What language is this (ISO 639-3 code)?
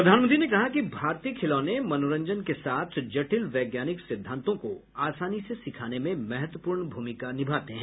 hin